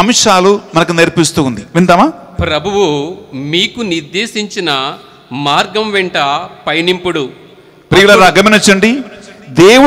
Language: Hindi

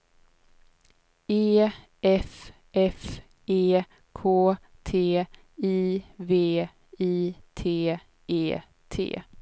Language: Swedish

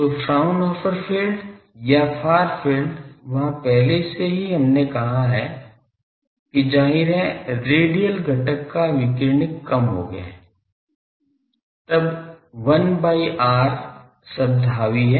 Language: Hindi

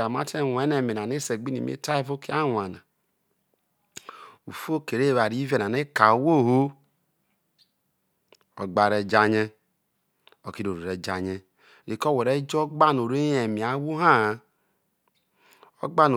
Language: Isoko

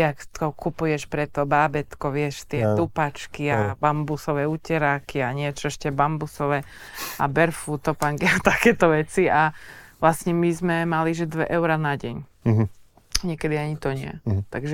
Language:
Slovak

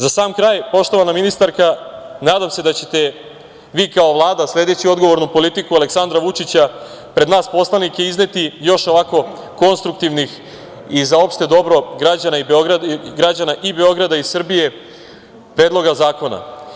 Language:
Serbian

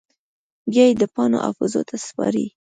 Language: Pashto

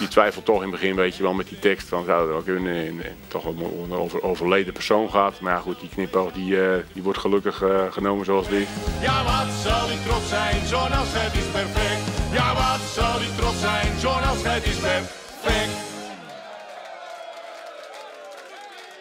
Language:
Dutch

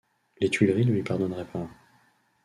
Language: French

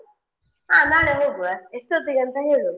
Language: Kannada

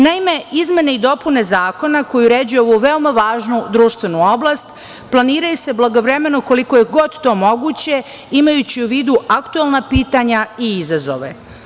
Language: Serbian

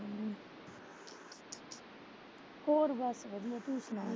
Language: Punjabi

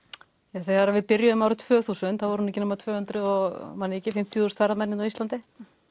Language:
Icelandic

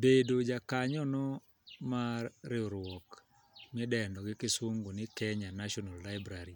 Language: Luo (Kenya and Tanzania)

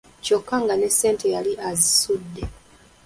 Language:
Ganda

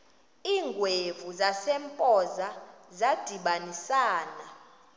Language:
Xhosa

